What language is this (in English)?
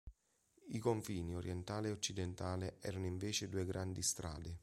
Italian